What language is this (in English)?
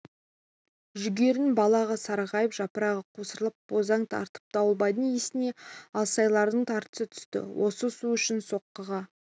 Kazakh